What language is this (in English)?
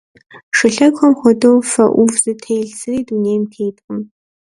Kabardian